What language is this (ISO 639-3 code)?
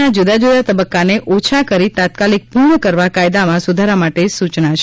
guj